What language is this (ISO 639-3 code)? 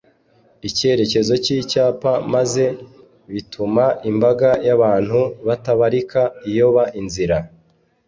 kin